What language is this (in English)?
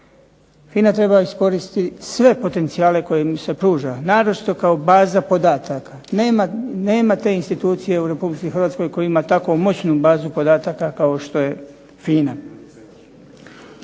Croatian